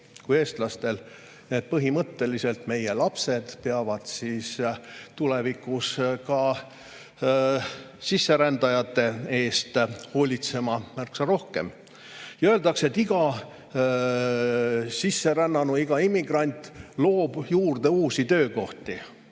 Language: Estonian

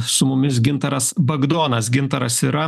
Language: Lithuanian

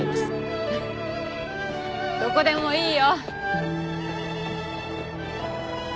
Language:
Japanese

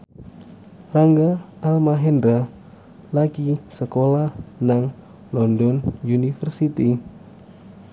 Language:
Javanese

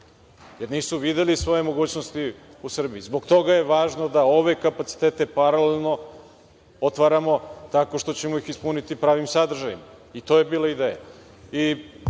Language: Serbian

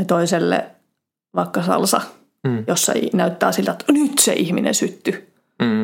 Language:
Finnish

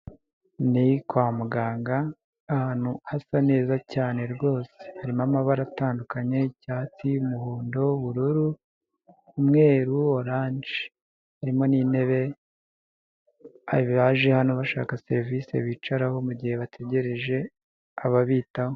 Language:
Kinyarwanda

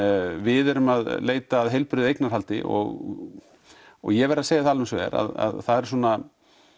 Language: Icelandic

